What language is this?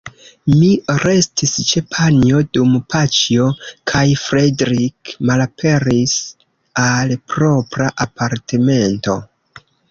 Esperanto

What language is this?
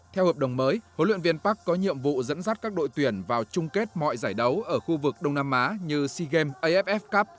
Vietnamese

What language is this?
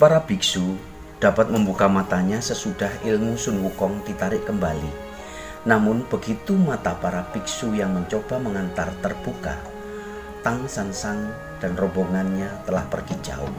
Indonesian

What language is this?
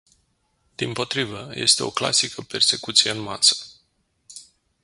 Romanian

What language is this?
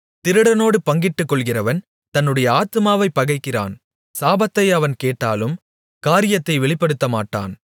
Tamil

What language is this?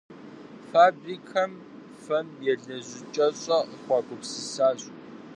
Kabardian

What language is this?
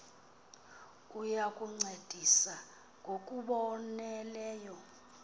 Xhosa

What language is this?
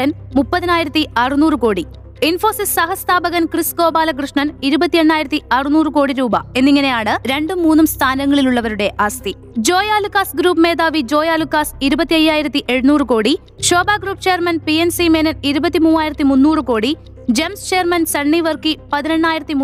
Malayalam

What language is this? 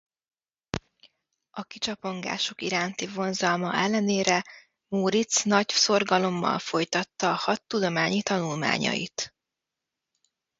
Hungarian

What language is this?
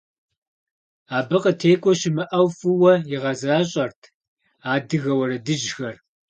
Kabardian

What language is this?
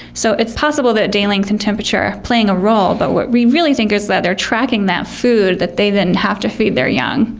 English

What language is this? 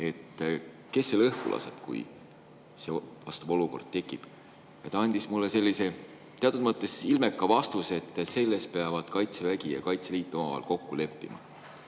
Estonian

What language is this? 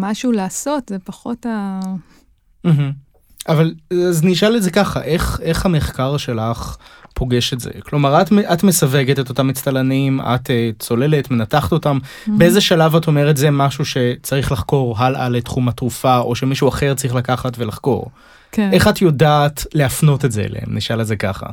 Hebrew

